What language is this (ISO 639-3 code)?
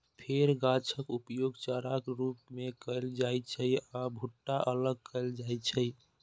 mai